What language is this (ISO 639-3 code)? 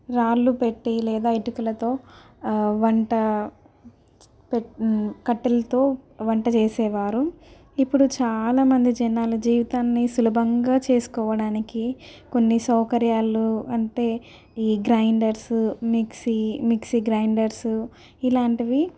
tel